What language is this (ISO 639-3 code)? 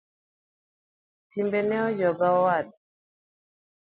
luo